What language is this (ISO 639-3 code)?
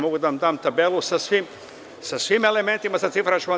srp